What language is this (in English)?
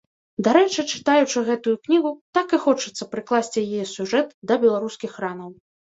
Belarusian